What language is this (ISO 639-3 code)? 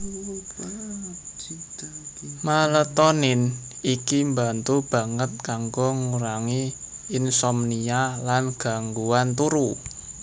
jav